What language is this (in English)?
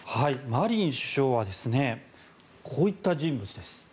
Japanese